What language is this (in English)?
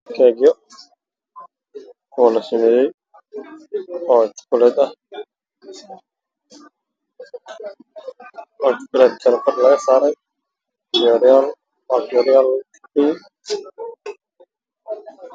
Somali